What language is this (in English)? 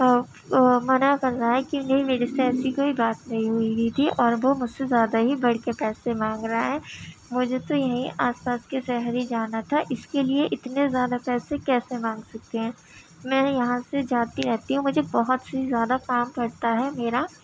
Urdu